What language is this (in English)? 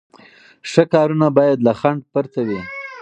Pashto